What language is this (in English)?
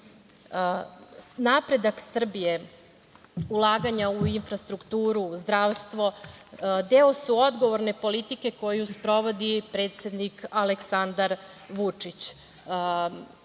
Serbian